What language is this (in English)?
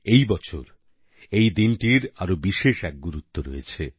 Bangla